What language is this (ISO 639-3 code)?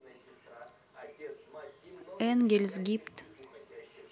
rus